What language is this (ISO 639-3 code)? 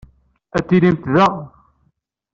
kab